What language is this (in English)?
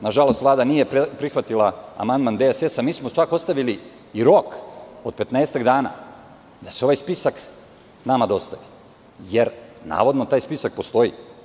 Serbian